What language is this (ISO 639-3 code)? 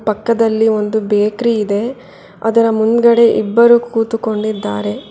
kan